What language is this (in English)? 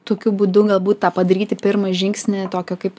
Lithuanian